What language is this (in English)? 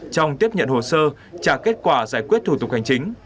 Vietnamese